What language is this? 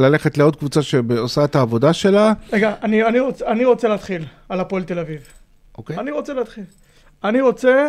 Hebrew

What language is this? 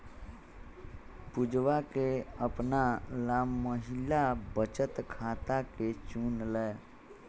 Magahi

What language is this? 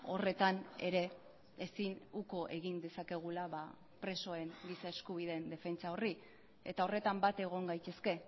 Basque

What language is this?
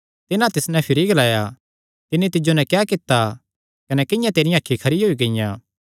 Kangri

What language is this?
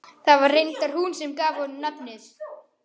Icelandic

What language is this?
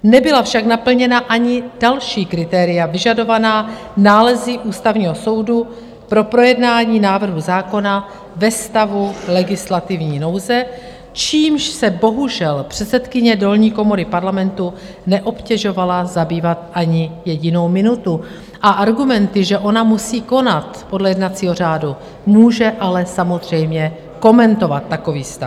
Czech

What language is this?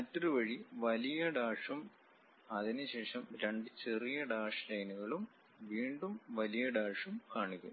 Malayalam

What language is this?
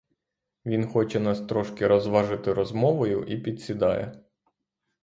Ukrainian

